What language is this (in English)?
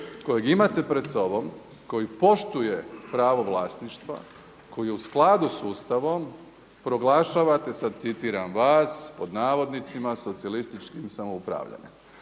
Croatian